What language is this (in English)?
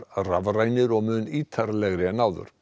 Icelandic